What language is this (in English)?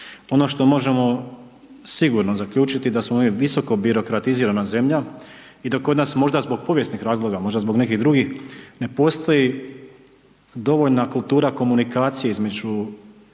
Croatian